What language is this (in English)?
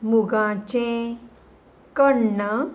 Konkani